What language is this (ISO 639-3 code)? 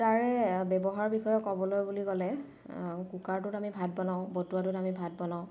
asm